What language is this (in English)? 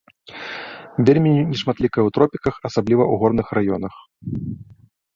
Belarusian